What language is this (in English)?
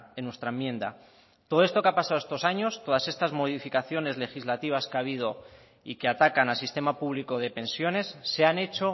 Spanish